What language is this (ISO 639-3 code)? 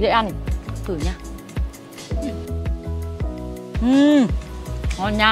vie